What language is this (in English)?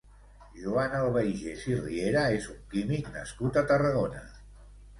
Catalan